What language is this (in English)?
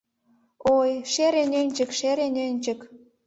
Mari